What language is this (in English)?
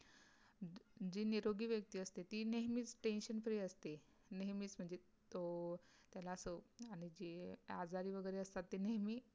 Marathi